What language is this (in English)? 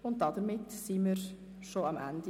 Swiss German